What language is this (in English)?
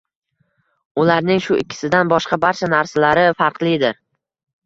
Uzbek